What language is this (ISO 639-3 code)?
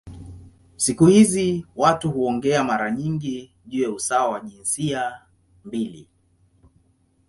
swa